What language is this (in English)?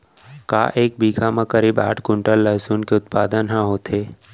Chhattisgarhi